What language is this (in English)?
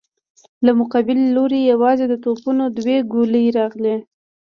Pashto